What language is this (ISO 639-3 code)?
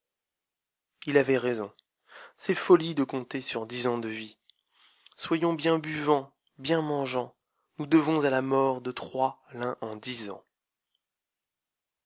fra